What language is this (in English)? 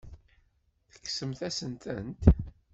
Kabyle